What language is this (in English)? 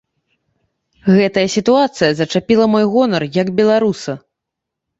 Belarusian